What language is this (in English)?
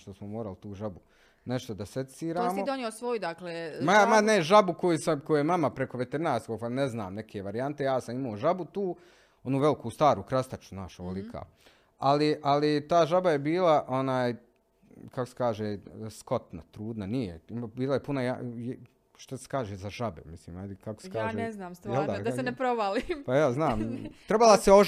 Croatian